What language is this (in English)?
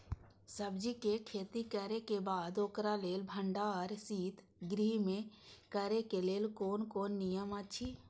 Maithili